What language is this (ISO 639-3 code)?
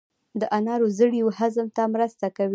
pus